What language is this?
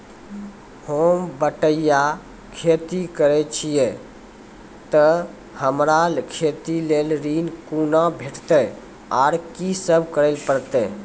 Maithili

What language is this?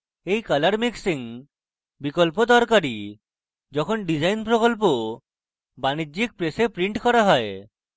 Bangla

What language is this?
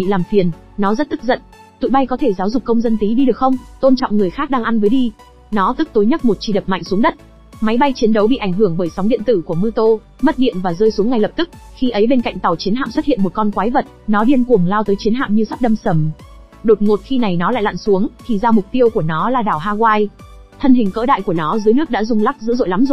Vietnamese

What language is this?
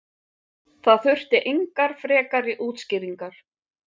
Icelandic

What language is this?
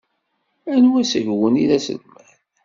Kabyle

